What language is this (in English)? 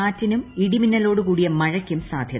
Malayalam